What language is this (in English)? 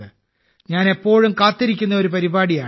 Malayalam